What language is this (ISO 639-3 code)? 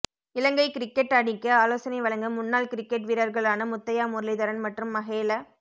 tam